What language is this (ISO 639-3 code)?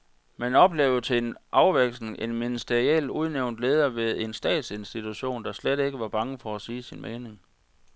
dan